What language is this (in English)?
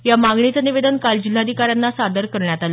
Marathi